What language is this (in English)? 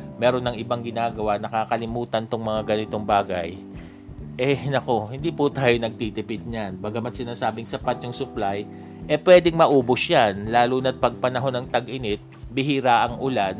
Filipino